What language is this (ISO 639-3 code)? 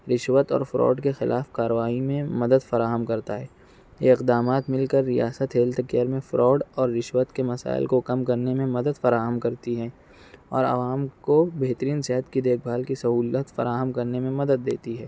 urd